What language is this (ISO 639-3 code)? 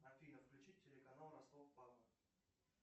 rus